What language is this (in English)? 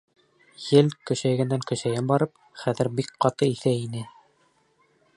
Bashkir